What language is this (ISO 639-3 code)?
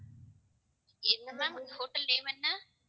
tam